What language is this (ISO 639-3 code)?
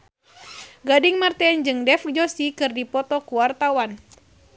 sun